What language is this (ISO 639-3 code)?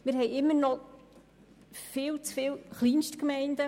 gsw